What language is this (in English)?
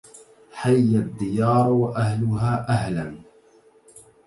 Arabic